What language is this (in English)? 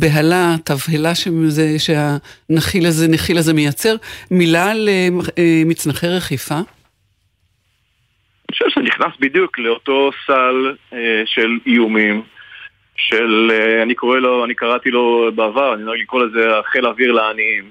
Hebrew